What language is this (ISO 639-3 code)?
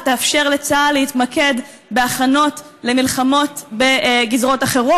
heb